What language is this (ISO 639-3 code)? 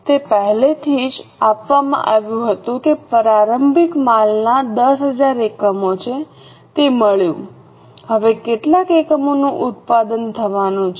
guj